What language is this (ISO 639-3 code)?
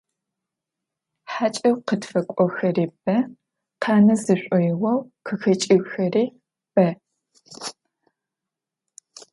ady